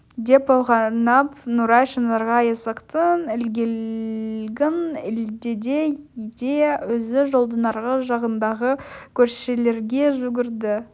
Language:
Kazakh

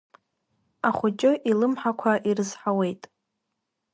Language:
Abkhazian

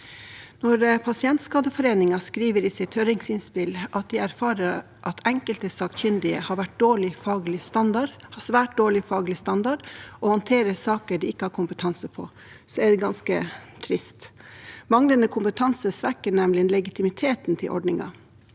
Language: Norwegian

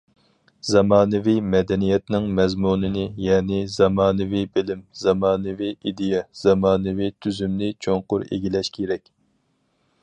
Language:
Uyghur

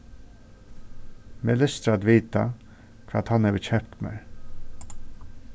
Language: Faroese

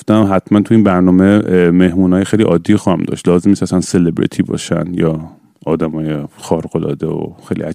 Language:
Persian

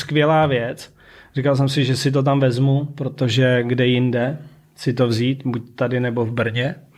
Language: Czech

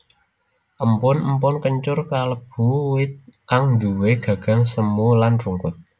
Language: Javanese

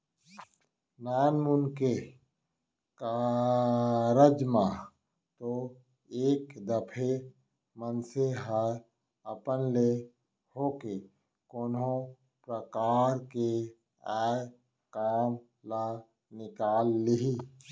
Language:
Chhattisgarhi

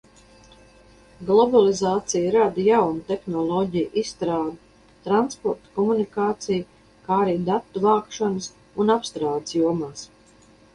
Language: Latvian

